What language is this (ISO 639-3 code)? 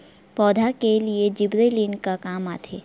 hne